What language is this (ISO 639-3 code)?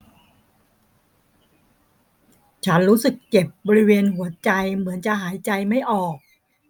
tha